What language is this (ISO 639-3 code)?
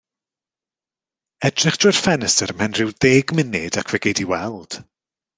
cym